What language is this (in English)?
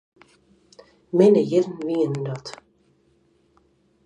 Western Frisian